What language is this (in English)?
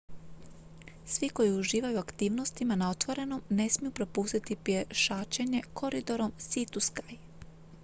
Croatian